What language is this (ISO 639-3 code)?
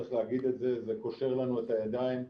heb